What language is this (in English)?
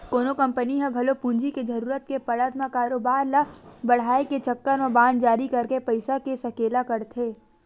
Chhattisgarhi